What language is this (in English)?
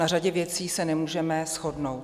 Czech